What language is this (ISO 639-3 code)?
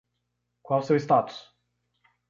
por